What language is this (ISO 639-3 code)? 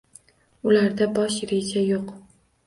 uzb